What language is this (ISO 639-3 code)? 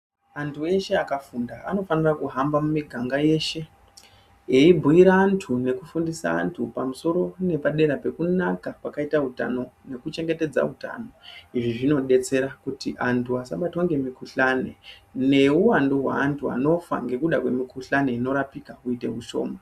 ndc